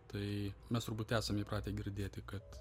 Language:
Lithuanian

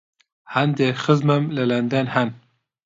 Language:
Central Kurdish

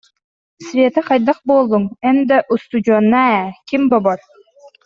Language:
Yakut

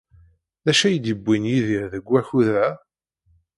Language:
Kabyle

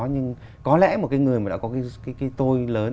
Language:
Vietnamese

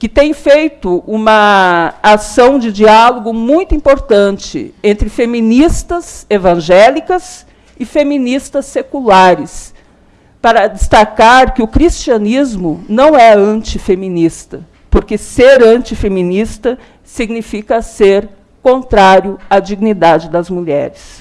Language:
Portuguese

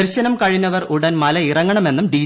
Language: Malayalam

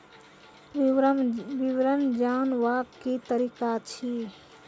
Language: Maithili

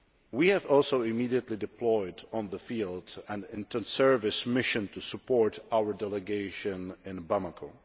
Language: English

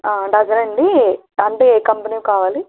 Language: Telugu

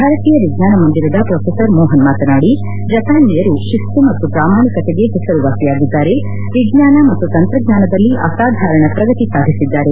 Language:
Kannada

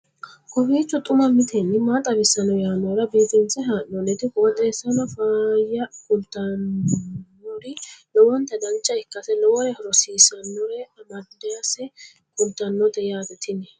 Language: Sidamo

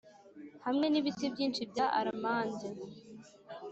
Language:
Kinyarwanda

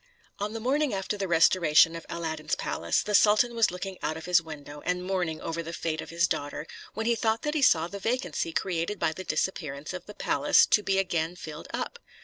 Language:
English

